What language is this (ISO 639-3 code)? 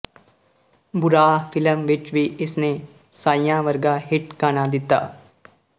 pan